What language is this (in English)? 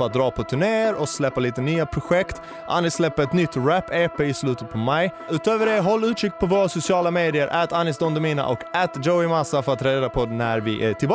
Swedish